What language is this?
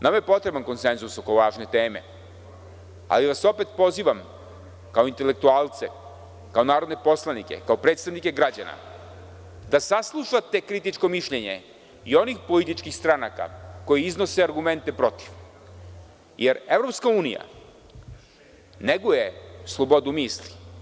Serbian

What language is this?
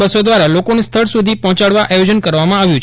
Gujarati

